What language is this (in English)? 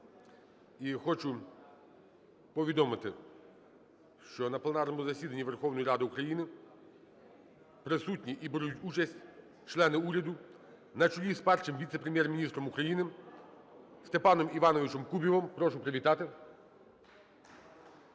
Ukrainian